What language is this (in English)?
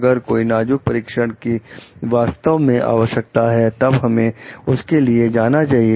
Hindi